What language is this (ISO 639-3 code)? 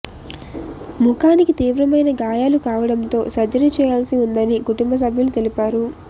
tel